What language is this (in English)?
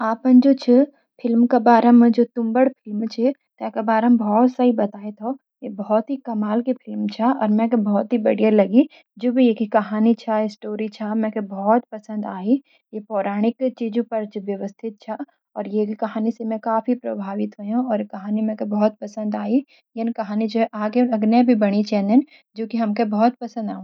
Garhwali